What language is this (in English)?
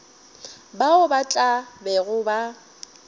Northern Sotho